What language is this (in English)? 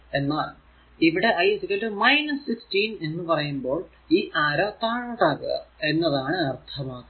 Malayalam